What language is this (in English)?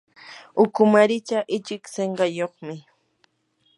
Yanahuanca Pasco Quechua